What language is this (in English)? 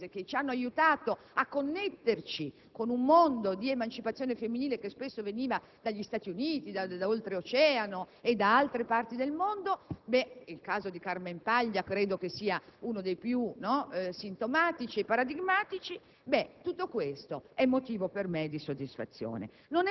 Italian